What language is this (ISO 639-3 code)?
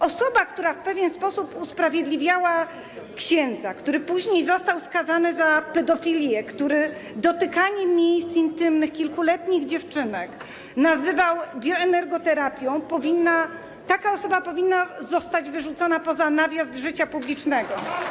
pol